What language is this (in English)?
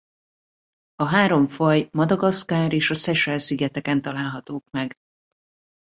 Hungarian